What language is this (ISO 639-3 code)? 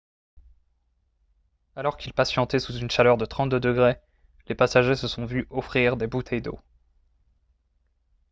fra